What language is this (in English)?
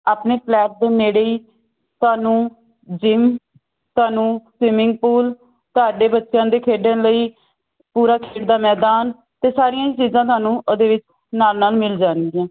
Punjabi